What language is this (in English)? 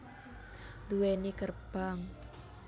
Javanese